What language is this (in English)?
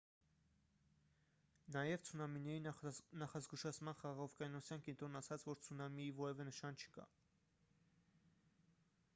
Armenian